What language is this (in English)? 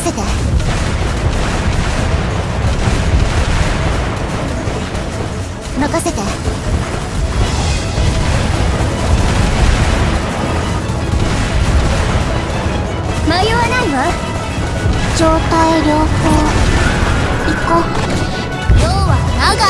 Japanese